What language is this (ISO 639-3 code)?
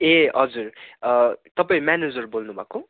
nep